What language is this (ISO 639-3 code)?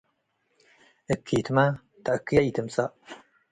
tig